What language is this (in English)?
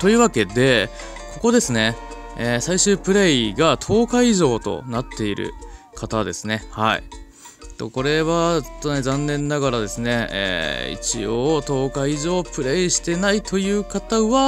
Japanese